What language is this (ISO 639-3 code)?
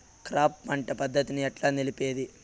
tel